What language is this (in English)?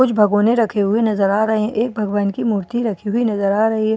Hindi